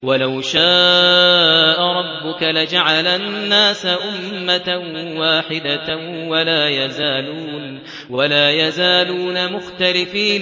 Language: Arabic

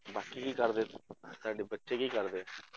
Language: Punjabi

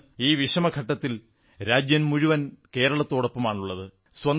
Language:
Malayalam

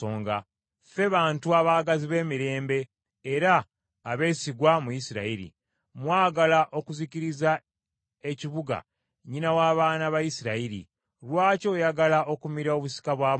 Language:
Ganda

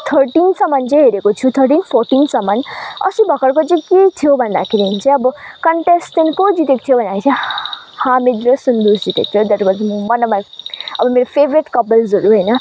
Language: Nepali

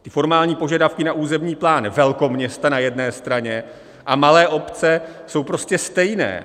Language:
Czech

